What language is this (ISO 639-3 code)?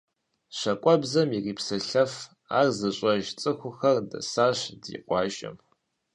kbd